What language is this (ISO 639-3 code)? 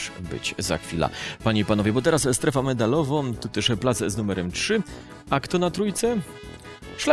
pol